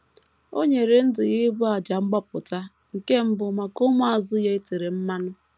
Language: Igbo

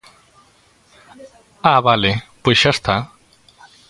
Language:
Galician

